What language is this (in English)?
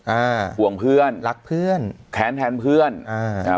Thai